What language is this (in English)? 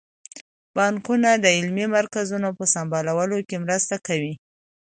Pashto